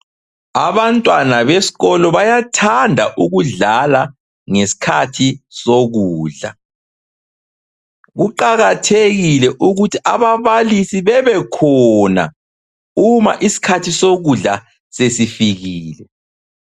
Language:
North Ndebele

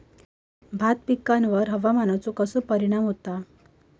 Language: Marathi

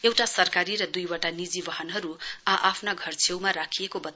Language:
Nepali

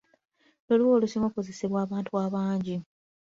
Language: Ganda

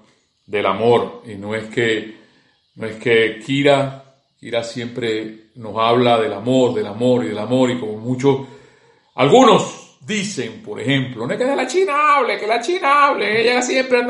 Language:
Spanish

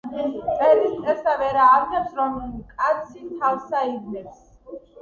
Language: Georgian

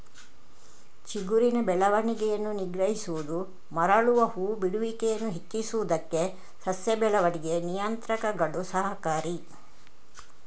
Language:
Kannada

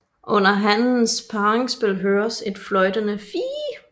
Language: Danish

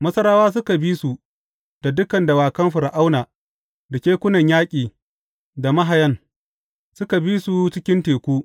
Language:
Hausa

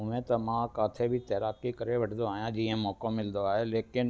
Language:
Sindhi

